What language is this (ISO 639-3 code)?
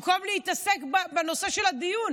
heb